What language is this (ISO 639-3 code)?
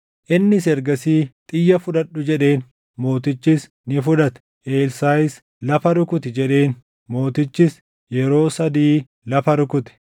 orm